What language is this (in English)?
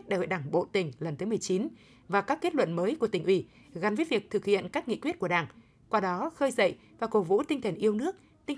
Vietnamese